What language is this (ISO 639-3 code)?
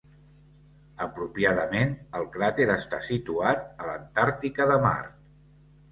cat